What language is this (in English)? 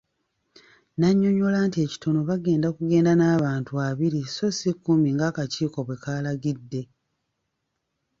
Ganda